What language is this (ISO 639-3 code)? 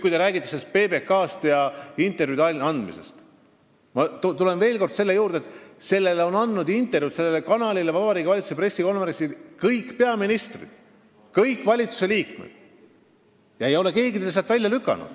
est